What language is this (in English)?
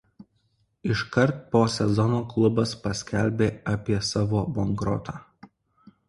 Lithuanian